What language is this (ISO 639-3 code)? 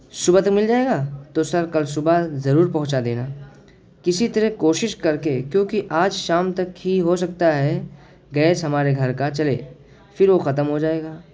urd